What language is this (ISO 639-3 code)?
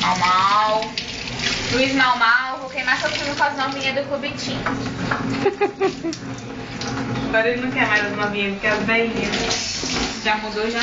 por